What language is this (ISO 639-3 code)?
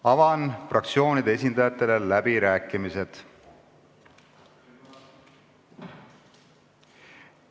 est